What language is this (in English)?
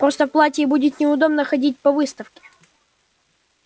Russian